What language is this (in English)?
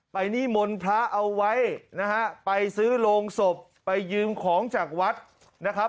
Thai